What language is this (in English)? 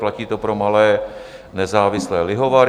Czech